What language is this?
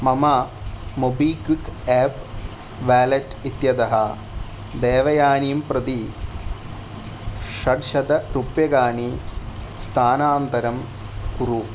Sanskrit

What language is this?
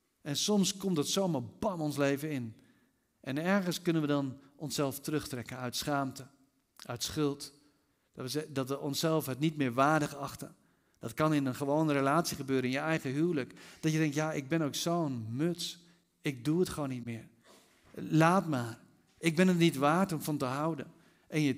Dutch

